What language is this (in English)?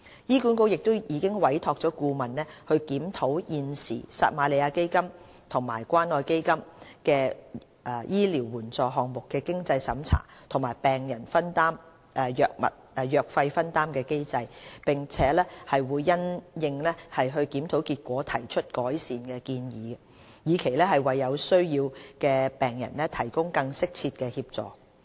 Cantonese